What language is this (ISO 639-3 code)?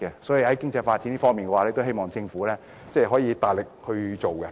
yue